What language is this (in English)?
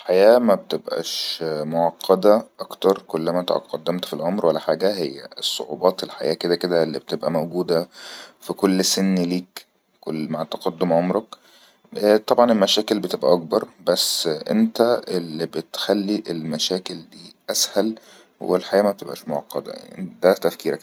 Egyptian Arabic